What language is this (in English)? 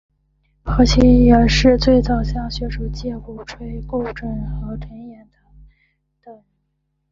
Chinese